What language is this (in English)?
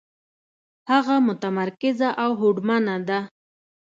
Pashto